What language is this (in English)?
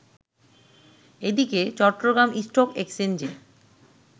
Bangla